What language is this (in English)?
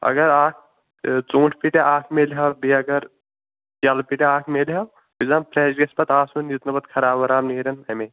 Kashmiri